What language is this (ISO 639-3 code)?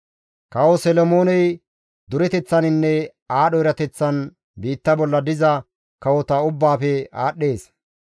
gmv